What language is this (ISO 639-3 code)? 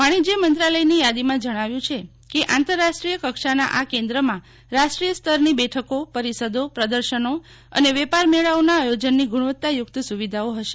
guj